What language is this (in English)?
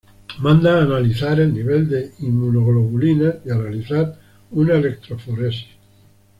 Spanish